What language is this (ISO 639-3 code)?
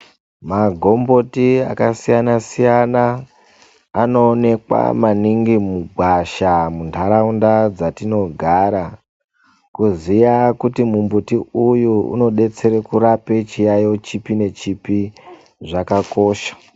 ndc